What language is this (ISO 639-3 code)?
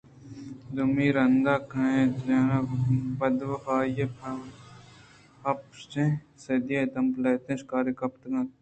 bgp